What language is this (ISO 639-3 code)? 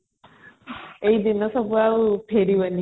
ori